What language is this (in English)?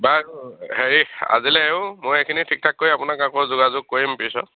Assamese